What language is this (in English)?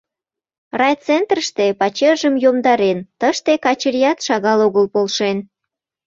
Mari